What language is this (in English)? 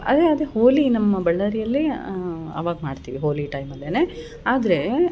Kannada